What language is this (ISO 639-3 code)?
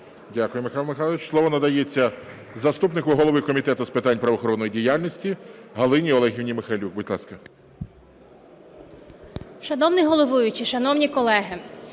ukr